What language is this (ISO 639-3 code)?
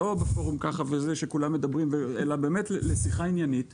heb